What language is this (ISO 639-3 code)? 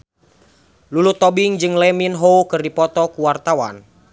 sun